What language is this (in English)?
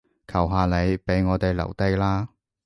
Cantonese